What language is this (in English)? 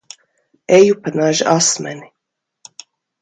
Latvian